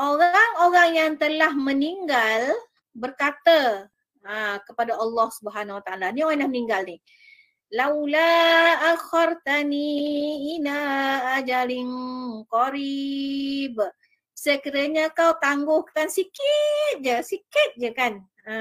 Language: Malay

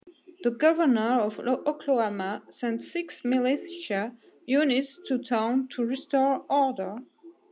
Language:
English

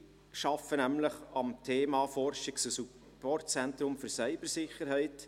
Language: Swiss German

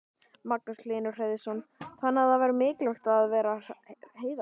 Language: Icelandic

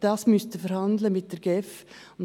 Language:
Swiss German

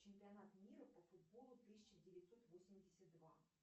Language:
Russian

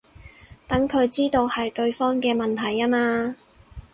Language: Cantonese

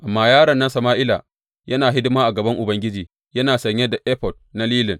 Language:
Hausa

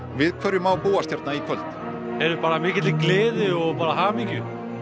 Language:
Icelandic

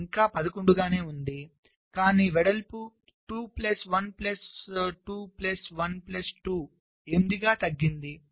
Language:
Telugu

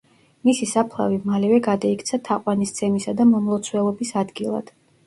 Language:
Georgian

